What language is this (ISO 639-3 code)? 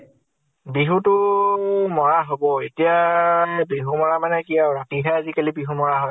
asm